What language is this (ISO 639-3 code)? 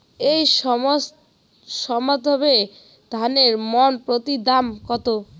ben